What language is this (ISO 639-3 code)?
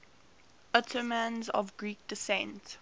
eng